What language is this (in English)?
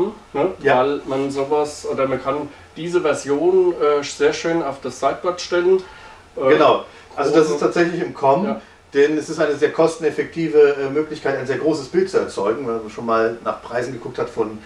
German